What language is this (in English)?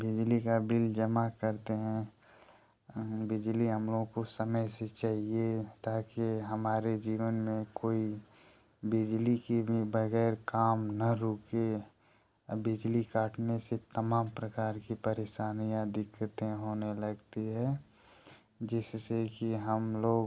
Hindi